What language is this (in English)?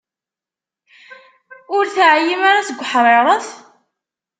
Kabyle